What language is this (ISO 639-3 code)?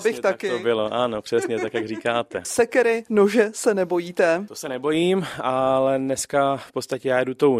ces